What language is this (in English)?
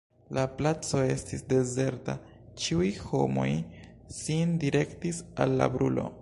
Esperanto